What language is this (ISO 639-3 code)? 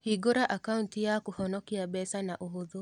kik